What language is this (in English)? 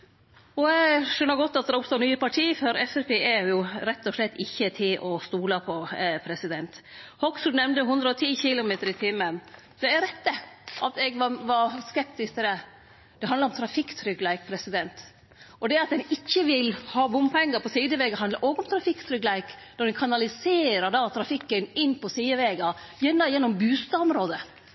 Norwegian Nynorsk